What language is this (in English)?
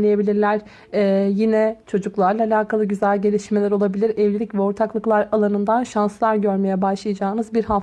Turkish